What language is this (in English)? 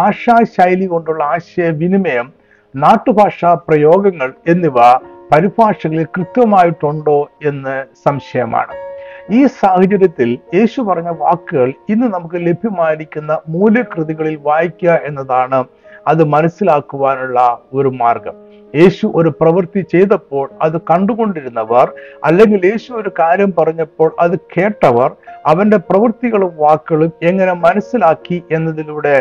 Malayalam